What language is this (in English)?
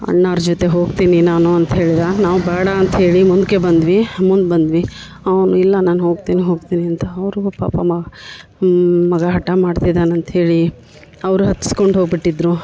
Kannada